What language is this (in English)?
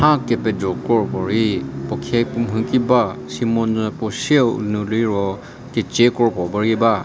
Angami Naga